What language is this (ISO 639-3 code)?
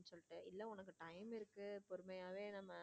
tam